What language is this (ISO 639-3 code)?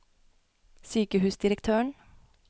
nor